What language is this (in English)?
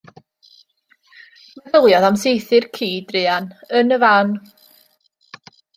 Welsh